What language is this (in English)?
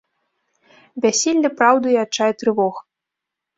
Belarusian